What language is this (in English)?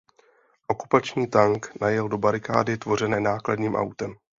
Czech